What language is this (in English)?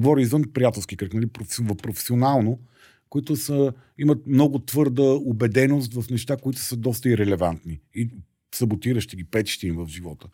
Bulgarian